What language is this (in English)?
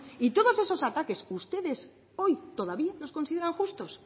Spanish